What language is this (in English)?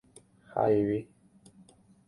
Guarani